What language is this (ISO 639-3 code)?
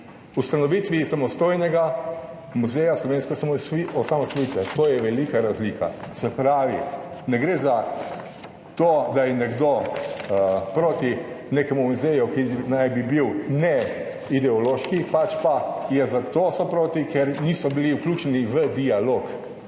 slv